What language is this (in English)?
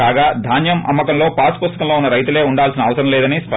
Telugu